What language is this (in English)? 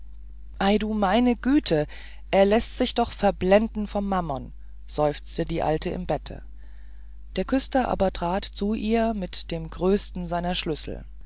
German